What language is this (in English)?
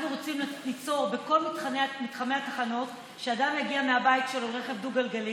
Hebrew